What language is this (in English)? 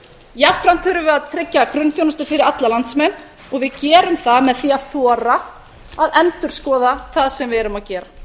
Icelandic